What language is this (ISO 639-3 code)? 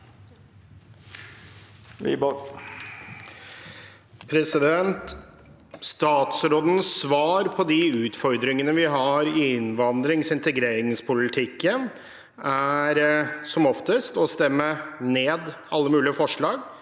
nor